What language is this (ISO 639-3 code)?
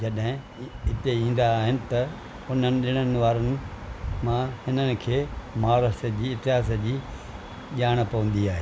snd